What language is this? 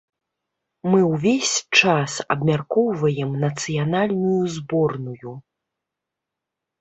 Belarusian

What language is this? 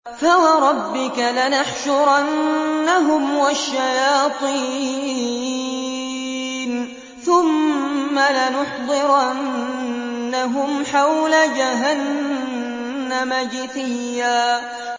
Arabic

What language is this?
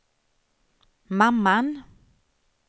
Swedish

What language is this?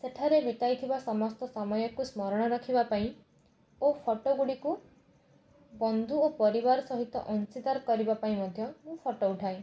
Odia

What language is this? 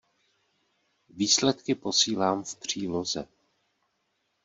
Czech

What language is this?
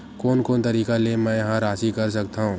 Chhattisgarhi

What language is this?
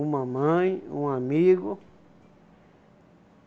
Portuguese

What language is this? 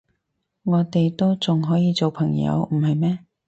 Cantonese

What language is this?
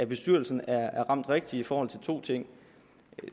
Danish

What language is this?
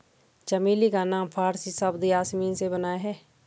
Hindi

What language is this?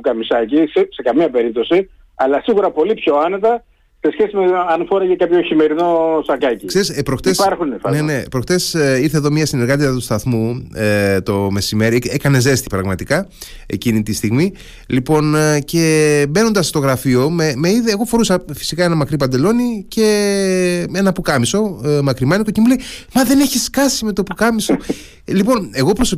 Greek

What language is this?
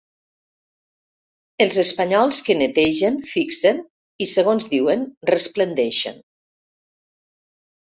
Catalan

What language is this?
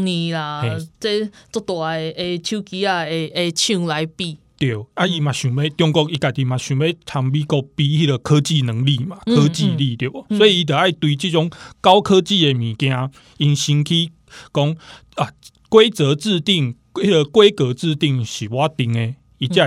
Chinese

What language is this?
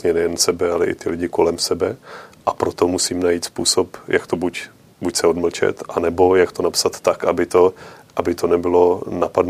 Czech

